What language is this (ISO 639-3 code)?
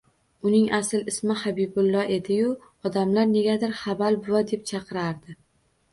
uzb